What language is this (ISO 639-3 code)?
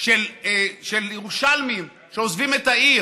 heb